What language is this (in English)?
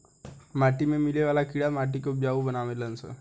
Bhojpuri